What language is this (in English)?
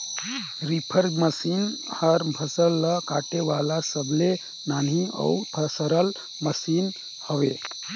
Chhattisgarhi